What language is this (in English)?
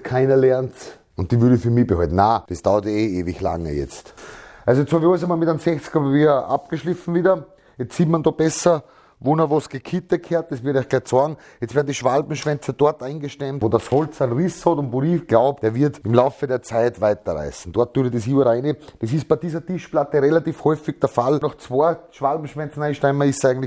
German